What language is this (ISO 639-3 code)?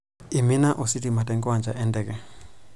mas